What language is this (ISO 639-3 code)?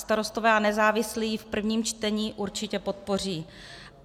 ces